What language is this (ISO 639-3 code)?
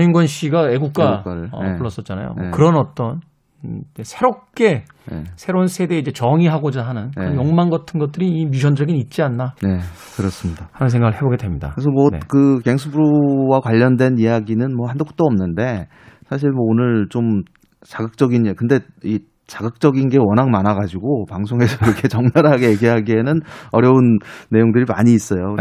kor